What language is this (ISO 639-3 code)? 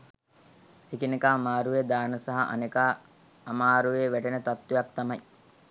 sin